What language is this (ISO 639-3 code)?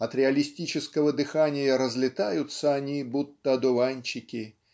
rus